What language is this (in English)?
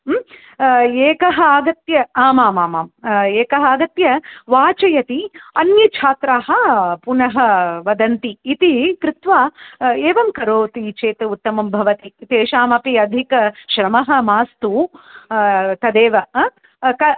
Sanskrit